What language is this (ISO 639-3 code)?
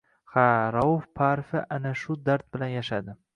uzb